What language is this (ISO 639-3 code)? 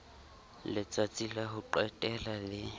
sot